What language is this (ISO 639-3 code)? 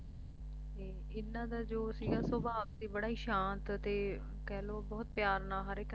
pan